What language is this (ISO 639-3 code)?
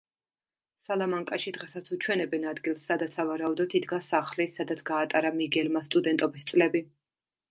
kat